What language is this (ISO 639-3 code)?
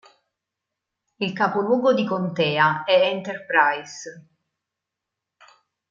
ita